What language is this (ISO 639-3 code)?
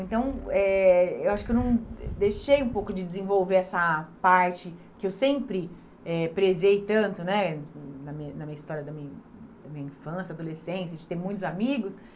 por